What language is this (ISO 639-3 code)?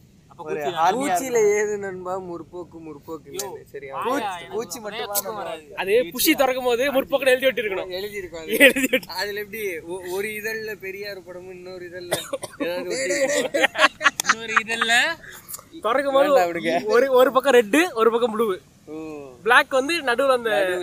tam